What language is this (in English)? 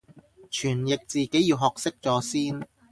Cantonese